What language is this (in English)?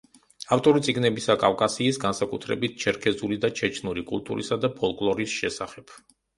Georgian